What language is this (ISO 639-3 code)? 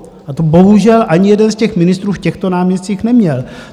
ces